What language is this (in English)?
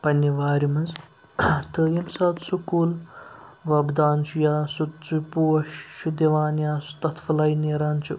Kashmiri